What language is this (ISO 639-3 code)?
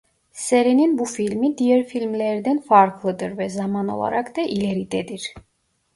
tur